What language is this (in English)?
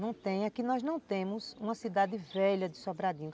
Portuguese